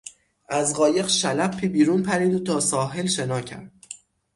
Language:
Persian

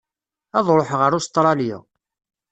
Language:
Kabyle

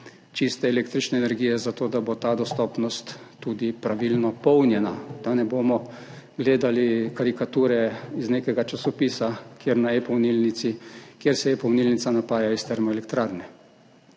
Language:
Slovenian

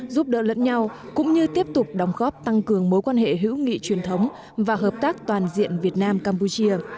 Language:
Vietnamese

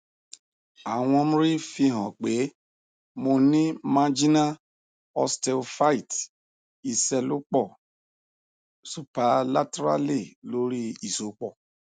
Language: Yoruba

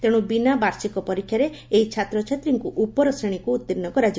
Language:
Odia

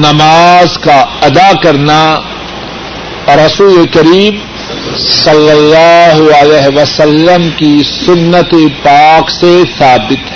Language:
Urdu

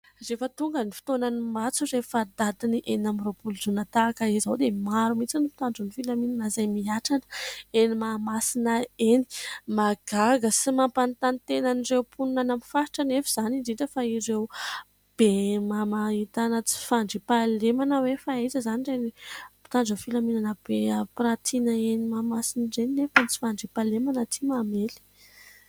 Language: Malagasy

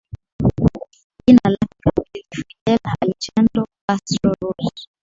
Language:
Swahili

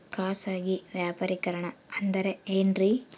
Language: Kannada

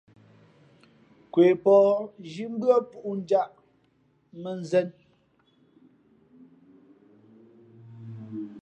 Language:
Fe'fe'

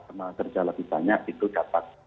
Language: Indonesian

